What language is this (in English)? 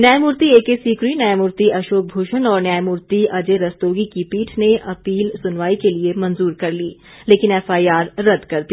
Hindi